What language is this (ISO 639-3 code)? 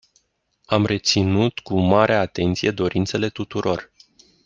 ron